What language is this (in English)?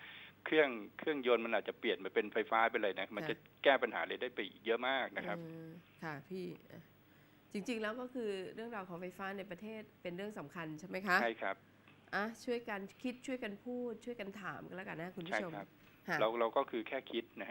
Thai